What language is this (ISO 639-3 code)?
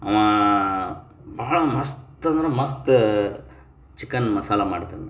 kan